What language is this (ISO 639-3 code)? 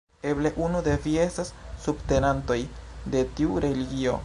epo